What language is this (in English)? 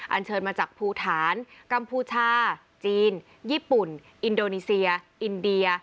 Thai